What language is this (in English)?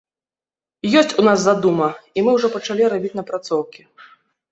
Belarusian